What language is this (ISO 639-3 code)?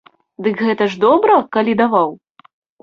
bel